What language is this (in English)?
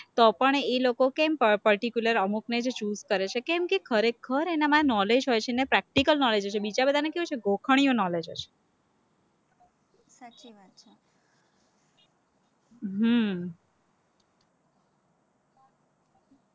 Gujarati